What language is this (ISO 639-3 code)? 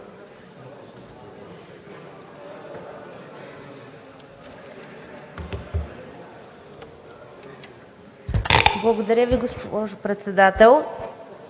bul